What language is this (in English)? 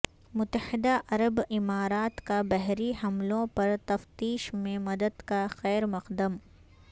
Urdu